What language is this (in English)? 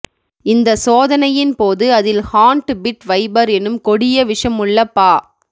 Tamil